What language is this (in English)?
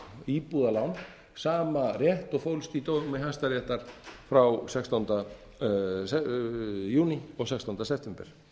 Icelandic